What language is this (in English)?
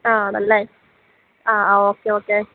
Malayalam